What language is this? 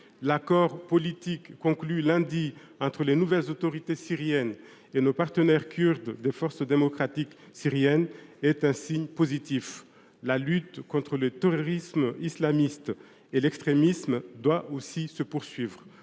French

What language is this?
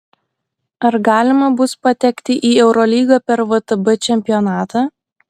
Lithuanian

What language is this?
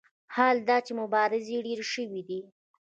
Pashto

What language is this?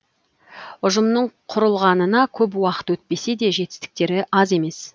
Kazakh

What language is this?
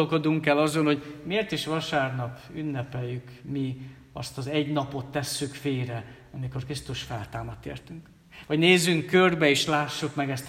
Hungarian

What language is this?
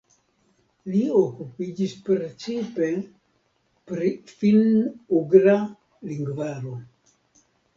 Esperanto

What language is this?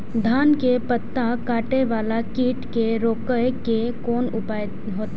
Maithili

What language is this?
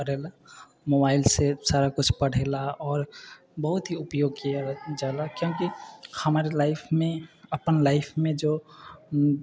Maithili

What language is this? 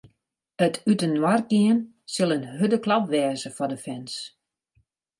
Western Frisian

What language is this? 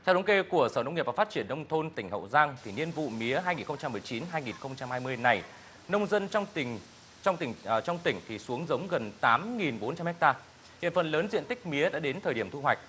Vietnamese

